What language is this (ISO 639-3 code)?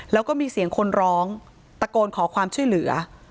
tha